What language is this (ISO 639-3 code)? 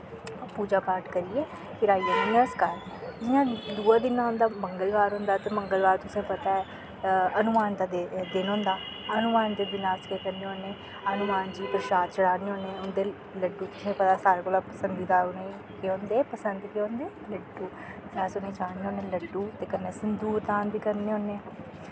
doi